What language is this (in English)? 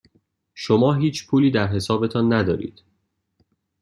Persian